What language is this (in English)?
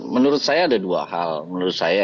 Indonesian